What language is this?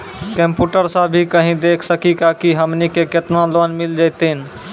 Maithili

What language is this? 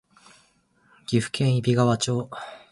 Japanese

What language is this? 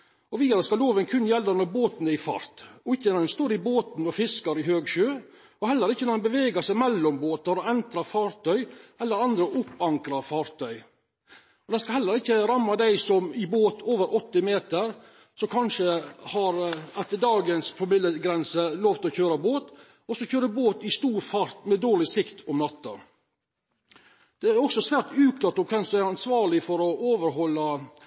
Norwegian Nynorsk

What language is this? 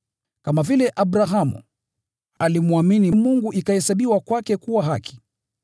Swahili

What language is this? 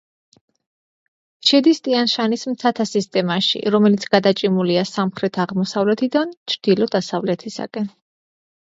Georgian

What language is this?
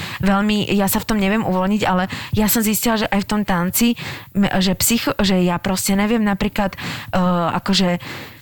Slovak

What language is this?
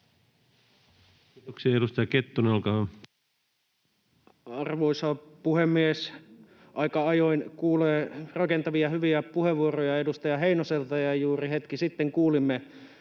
Finnish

